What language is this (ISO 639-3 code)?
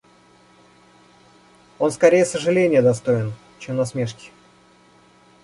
rus